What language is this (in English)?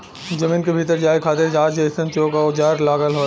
Bhojpuri